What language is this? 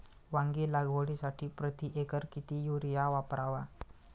Marathi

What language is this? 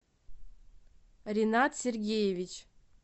Russian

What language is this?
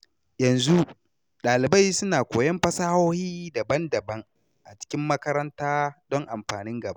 Hausa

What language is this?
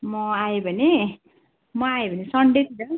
Nepali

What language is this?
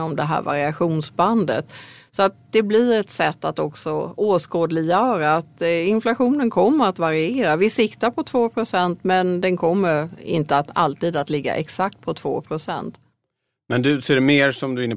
Swedish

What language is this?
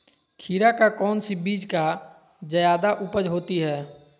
Magahi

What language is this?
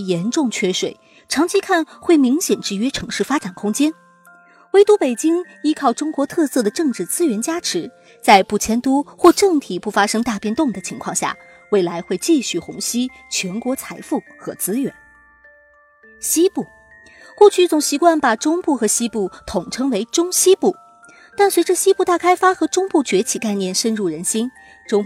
Chinese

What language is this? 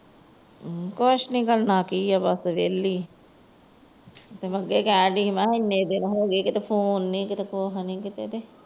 Punjabi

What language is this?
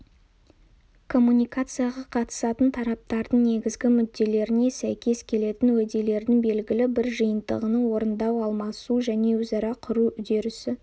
Kazakh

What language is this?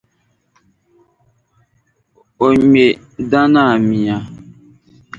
Dagbani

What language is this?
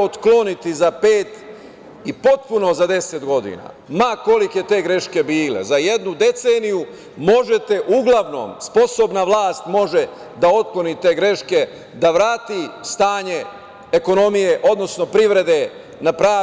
Serbian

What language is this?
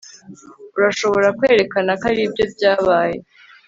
Kinyarwanda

